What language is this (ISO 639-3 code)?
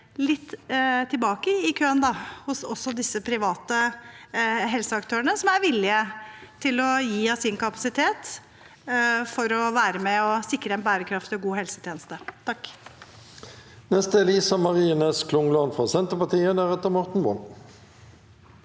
nor